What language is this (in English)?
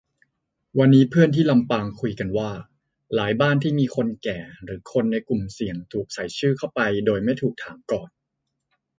Thai